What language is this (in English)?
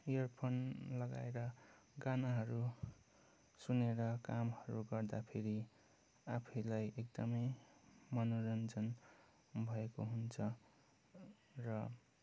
Nepali